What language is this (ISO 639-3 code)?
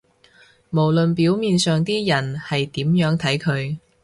yue